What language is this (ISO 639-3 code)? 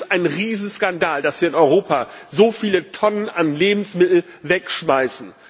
deu